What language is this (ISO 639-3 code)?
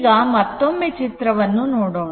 kan